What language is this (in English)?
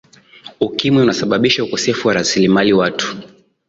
Swahili